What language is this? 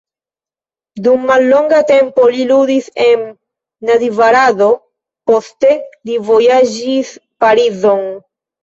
Esperanto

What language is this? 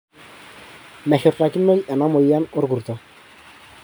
Masai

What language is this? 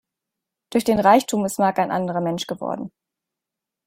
German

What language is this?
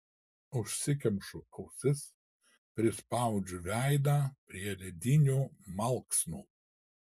Lithuanian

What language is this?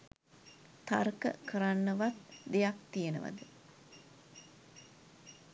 Sinhala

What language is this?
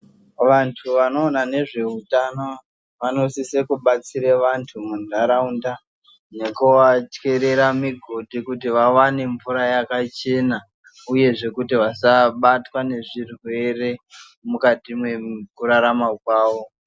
Ndau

